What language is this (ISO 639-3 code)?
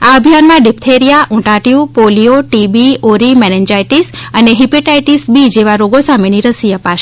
guj